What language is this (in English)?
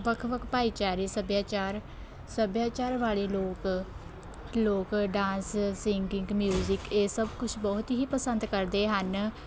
Punjabi